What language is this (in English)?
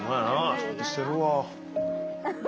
Japanese